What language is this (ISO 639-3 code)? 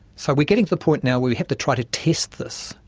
eng